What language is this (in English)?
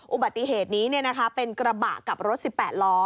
Thai